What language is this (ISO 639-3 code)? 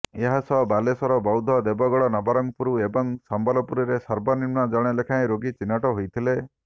ori